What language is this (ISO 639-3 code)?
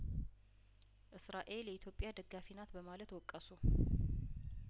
amh